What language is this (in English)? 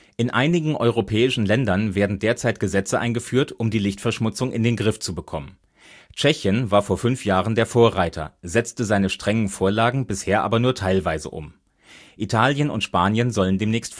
German